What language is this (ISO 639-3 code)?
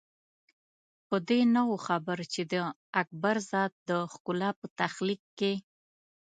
pus